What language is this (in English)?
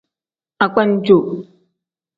Tem